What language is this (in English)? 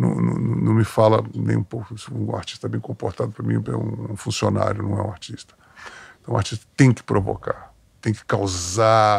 Portuguese